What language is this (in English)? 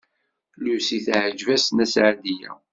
Kabyle